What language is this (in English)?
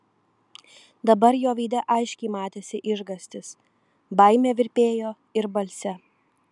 Lithuanian